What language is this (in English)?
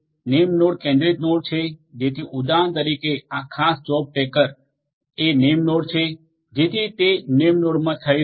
Gujarati